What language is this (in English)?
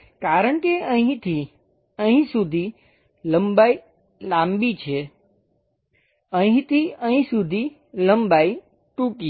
Gujarati